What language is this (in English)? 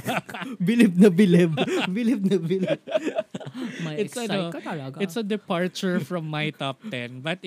Filipino